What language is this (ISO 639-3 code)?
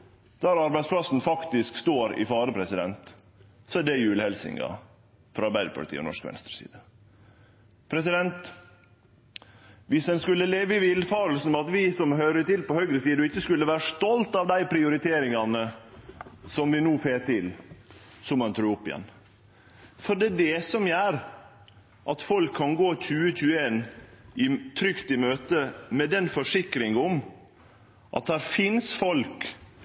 nno